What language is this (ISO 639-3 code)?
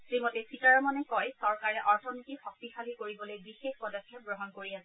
asm